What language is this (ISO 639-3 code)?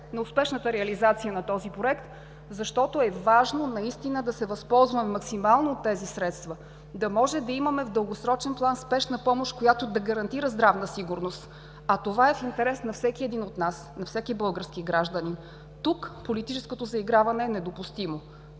bul